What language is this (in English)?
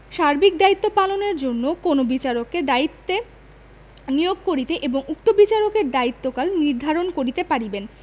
Bangla